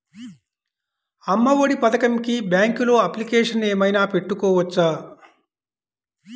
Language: Telugu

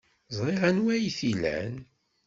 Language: Kabyle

